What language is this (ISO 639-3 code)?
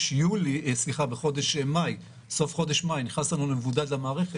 heb